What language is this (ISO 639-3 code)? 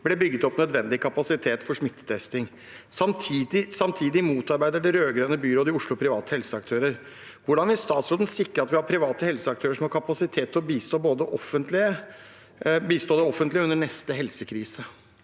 nor